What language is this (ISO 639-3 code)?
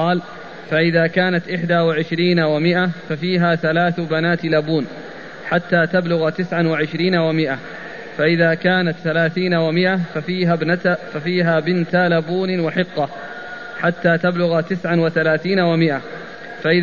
ara